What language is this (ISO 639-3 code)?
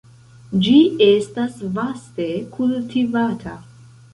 epo